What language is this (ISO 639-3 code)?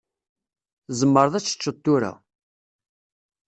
kab